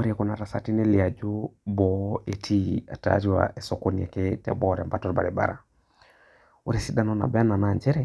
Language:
Masai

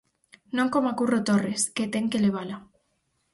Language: Galician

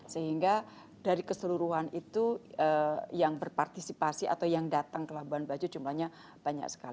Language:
Indonesian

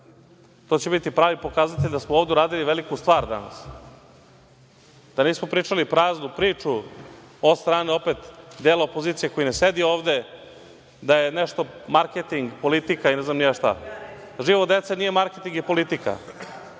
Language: Serbian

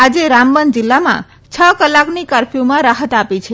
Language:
Gujarati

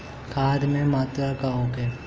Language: Bhojpuri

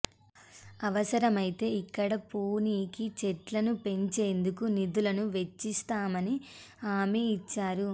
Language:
Telugu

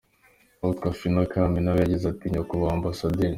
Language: Kinyarwanda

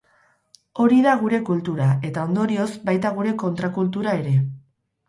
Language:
Basque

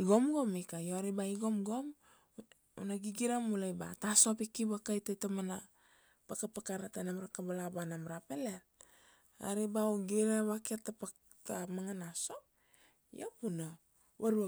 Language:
Kuanua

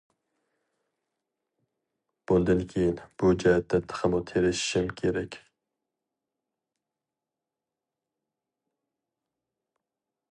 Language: Uyghur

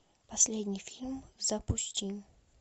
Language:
Russian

